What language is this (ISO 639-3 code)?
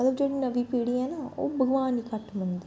doi